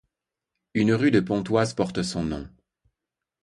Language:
French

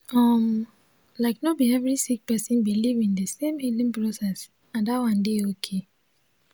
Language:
Nigerian Pidgin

